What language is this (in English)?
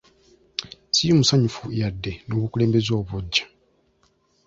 Ganda